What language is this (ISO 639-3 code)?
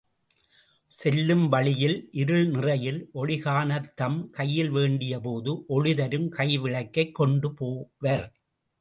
tam